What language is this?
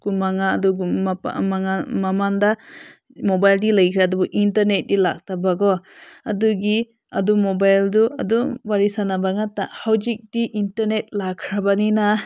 Manipuri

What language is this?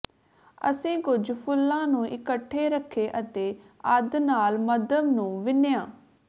Punjabi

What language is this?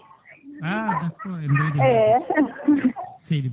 Fula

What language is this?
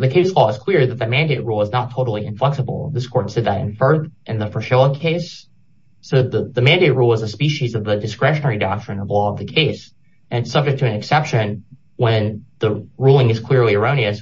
English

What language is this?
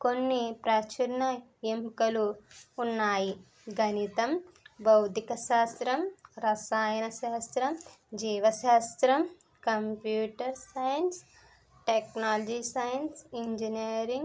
Telugu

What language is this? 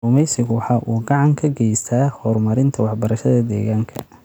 Somali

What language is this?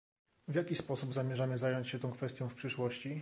Polish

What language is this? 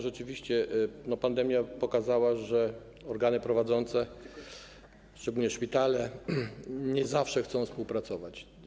Polish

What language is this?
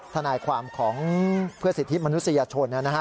Thai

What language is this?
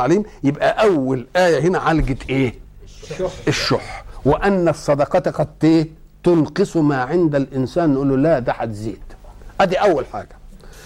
Arabic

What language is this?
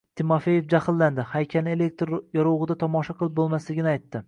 Uzbek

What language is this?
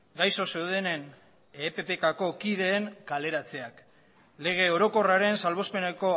Basque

